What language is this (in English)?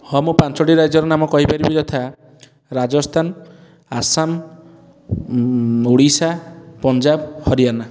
Odia